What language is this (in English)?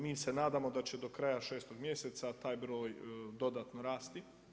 Croatian